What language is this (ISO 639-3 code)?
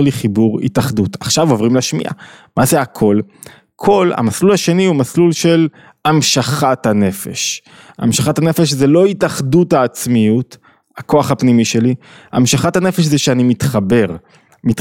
heb